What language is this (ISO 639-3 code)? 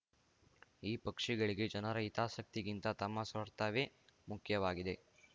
kan